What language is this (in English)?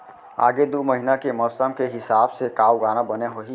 Chhattisgarhi